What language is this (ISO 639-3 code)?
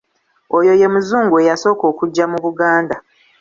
lug